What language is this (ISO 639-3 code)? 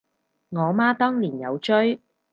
yue